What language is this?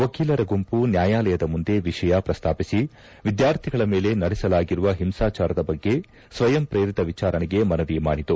Kannada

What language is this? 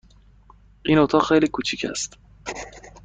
Persian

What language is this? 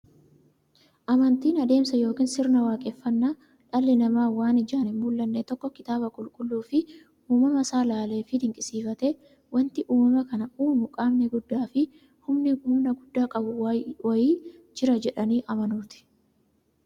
Oromo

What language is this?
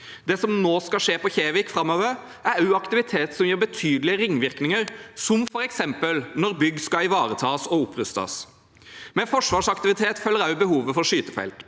Norwegian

